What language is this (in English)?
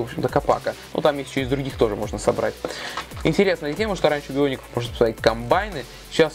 Russian